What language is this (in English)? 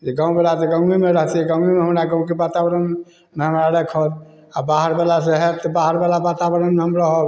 Maithili